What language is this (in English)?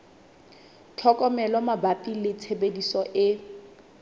Southern Sotho